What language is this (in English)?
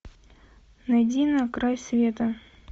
Russian